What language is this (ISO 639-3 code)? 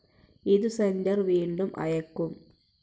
mal